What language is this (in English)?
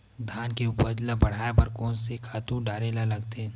Chhattisgarhi